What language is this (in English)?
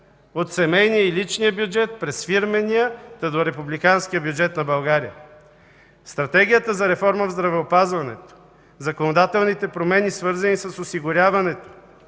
Bulgarian